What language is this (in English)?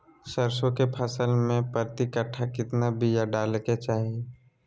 Magahi